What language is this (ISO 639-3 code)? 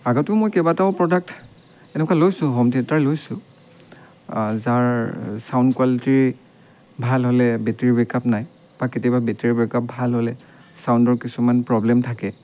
asm